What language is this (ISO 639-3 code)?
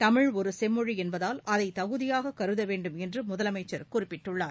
tam